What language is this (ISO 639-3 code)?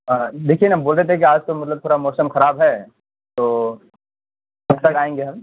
urd